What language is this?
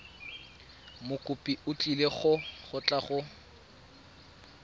Tswana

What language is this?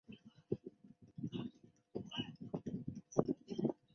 Chinese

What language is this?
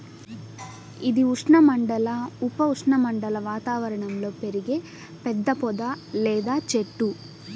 Telugu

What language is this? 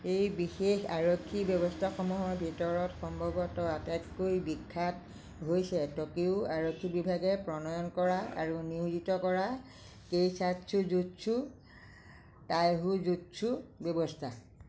Assamese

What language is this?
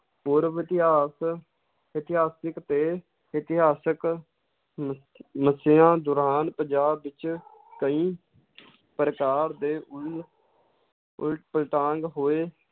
Punjabi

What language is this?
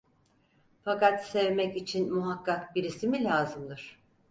Turkish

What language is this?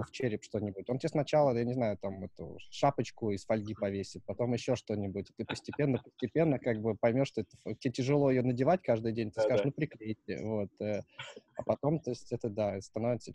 Russian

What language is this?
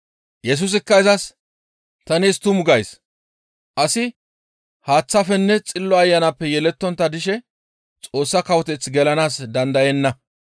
Gamo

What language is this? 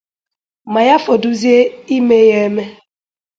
Igbo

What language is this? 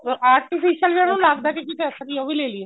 Punjabi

